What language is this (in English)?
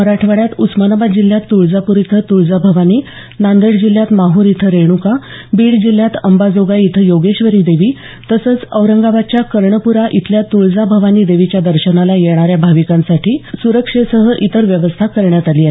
Marathi